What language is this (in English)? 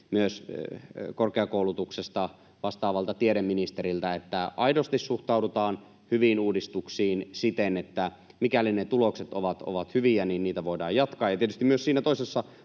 Finnish